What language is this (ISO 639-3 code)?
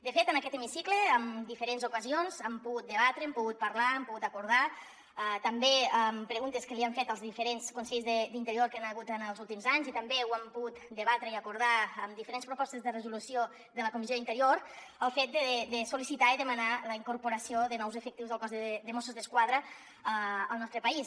cat